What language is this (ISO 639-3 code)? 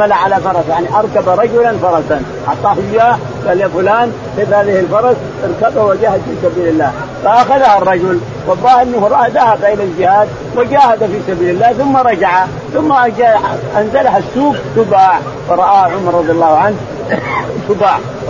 ara